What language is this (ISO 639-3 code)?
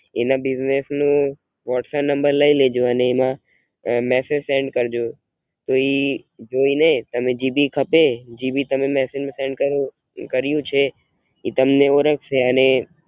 guj